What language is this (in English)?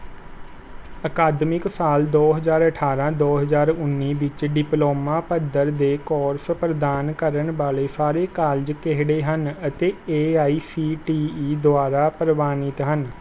Punjabi